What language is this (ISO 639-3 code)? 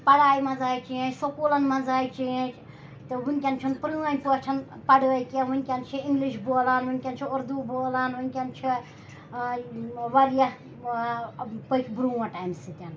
kas